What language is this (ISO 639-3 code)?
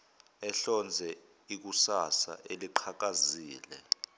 zul